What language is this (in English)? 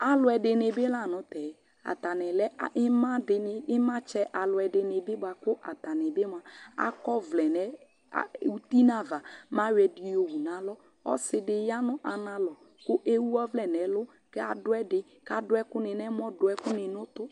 Ikposo